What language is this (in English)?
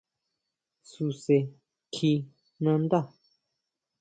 Huautla Mazatec